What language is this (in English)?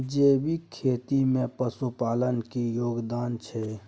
Maithili